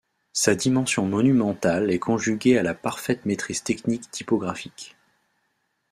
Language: French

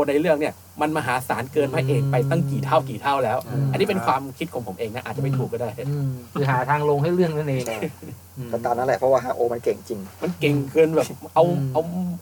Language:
Thai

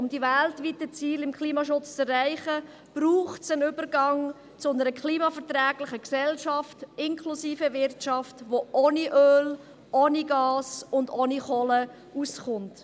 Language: Swiss German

